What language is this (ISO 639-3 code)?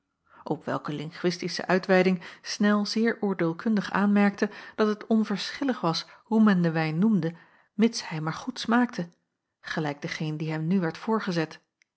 nld